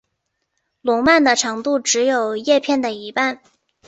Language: Chinese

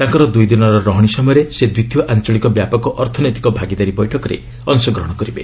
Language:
Odia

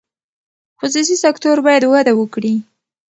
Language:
Pashto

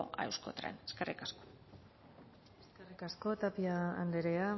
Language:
Basque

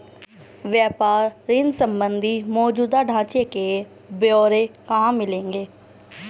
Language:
Hindi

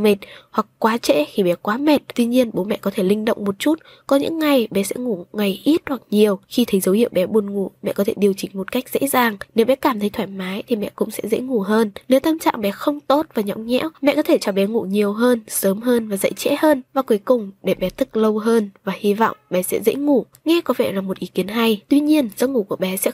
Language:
Vietnamese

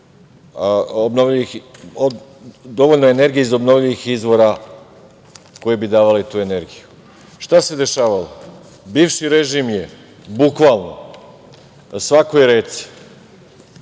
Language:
Serbian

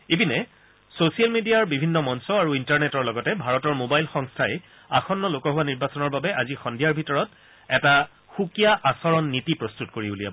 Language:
Assamese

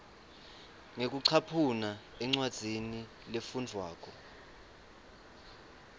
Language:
Swati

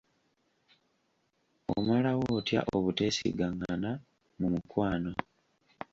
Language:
Ganda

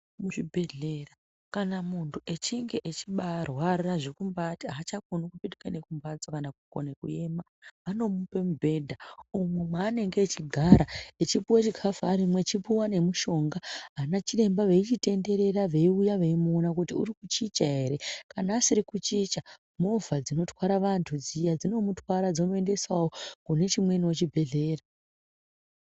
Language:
Ndau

